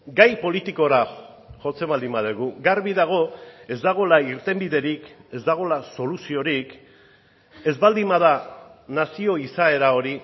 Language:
Basque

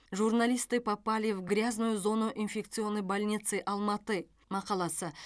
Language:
Kazakh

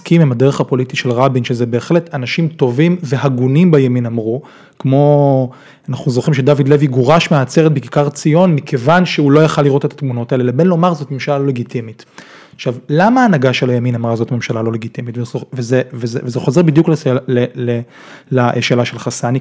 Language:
Hebrew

